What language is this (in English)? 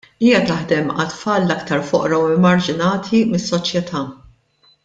Maltese